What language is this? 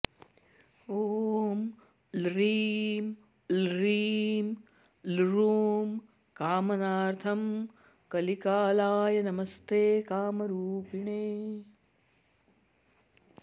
Sanskrit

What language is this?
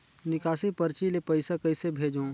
Chhattisgarhi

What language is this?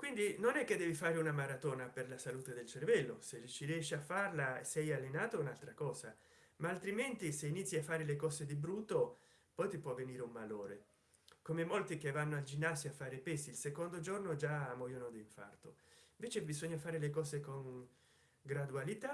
Italian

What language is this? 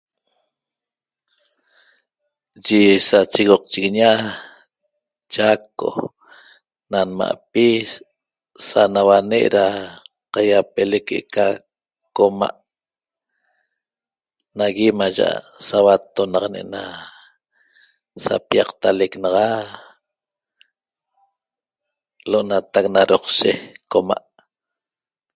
Toba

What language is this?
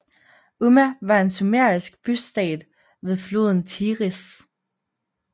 Danish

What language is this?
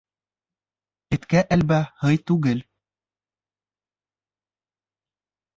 Bashkir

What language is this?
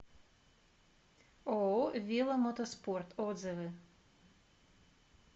Russian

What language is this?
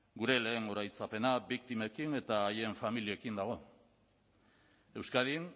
Basque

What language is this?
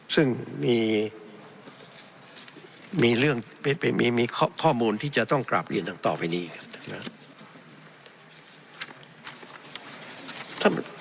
Thai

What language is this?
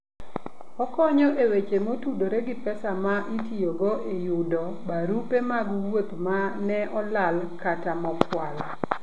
Luo (Kenya and Tanzania)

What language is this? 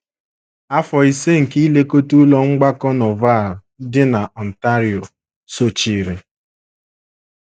Igbo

